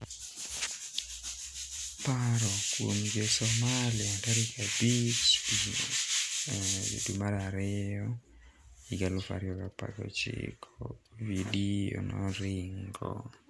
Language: Luo (Kenya and Tanzania)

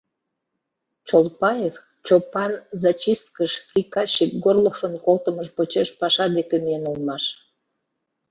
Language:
Mari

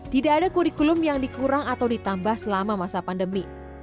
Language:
Indonesian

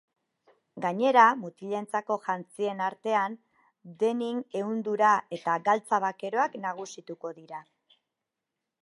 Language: Basque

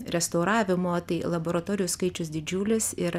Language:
Lithuanian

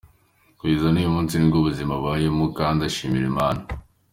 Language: Kinyarwanda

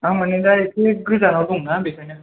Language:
Bodo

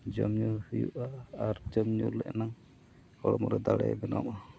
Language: Santali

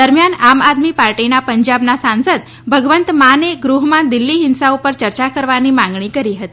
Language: Gujarati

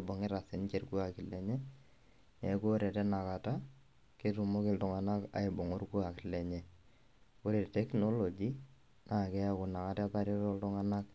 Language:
Masai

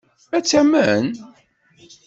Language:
Kabyle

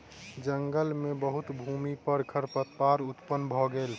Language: Maithili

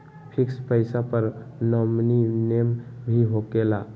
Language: Magahi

